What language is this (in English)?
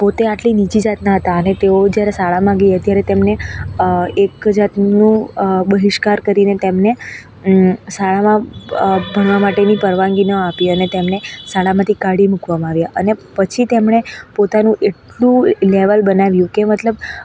Gujarati